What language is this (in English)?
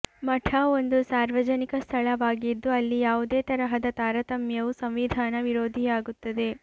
Kannada